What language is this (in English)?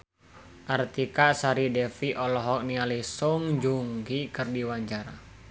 Sundanese